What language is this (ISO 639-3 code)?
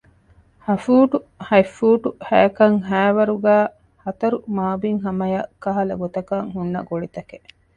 div